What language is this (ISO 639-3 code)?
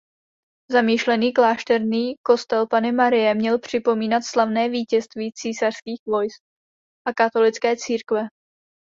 ces